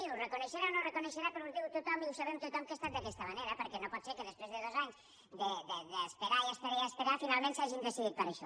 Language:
Catalan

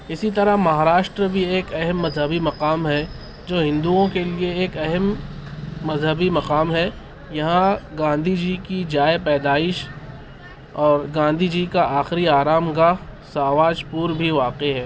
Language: Urdu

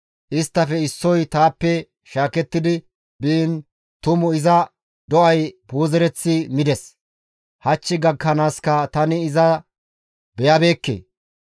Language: Gamo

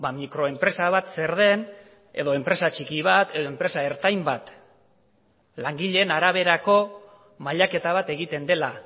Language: Basque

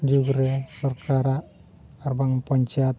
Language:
Santali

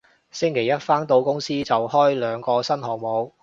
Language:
Cantonese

